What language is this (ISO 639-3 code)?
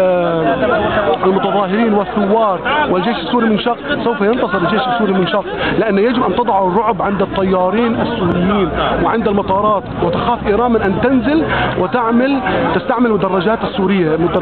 ara